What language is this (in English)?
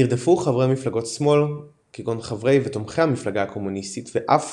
Hebrew